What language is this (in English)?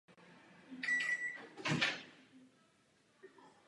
Czech